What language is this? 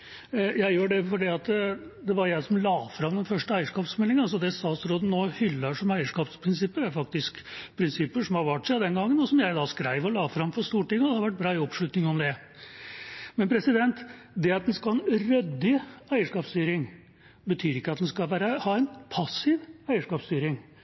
Norwegian Bokmål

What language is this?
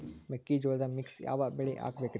Kannada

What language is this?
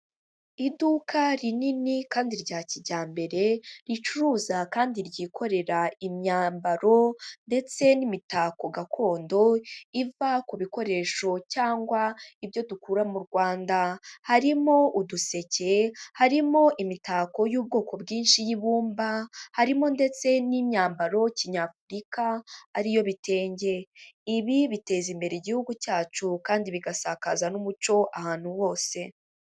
Kinyarwanda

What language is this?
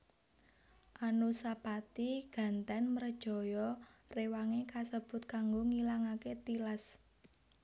Javanese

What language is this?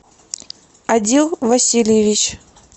Russian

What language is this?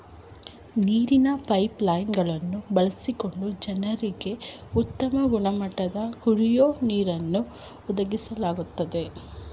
Kannada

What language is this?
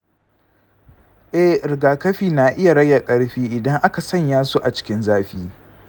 Hausa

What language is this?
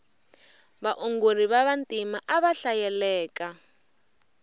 Tsonga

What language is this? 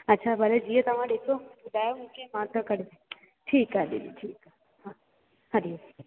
Sindhi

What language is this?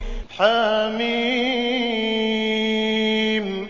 Arabic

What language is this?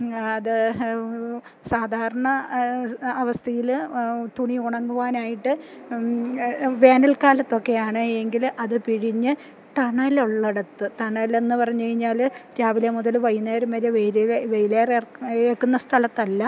Malayalam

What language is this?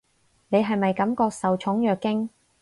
Cantonese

